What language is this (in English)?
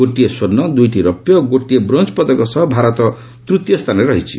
Odia